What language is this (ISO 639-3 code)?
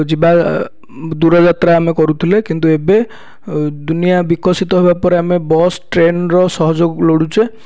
ori